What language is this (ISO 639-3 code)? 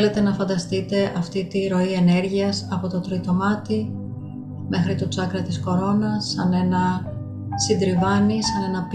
ell